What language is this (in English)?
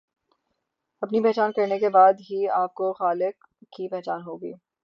Urdu